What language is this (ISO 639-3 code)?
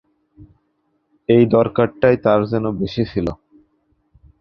ben